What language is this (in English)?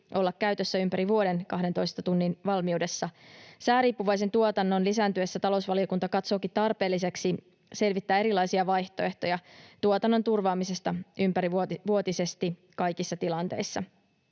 Finnish